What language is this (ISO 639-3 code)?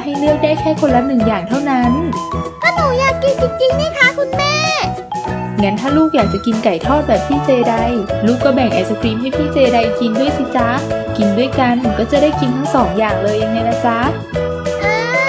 tha